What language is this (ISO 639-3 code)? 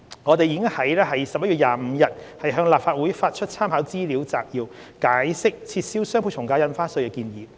yue